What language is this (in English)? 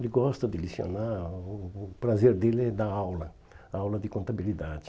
Portuguese